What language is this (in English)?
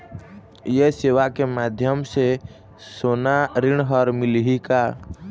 Chhattisgarhi